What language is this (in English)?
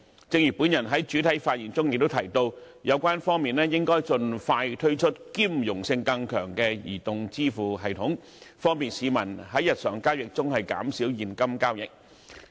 Cantonese